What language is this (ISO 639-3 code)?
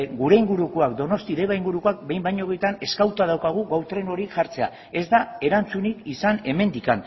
eus